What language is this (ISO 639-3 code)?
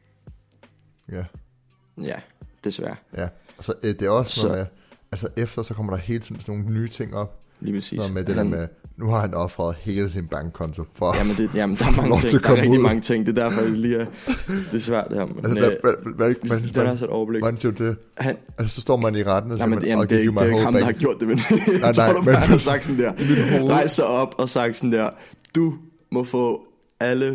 dan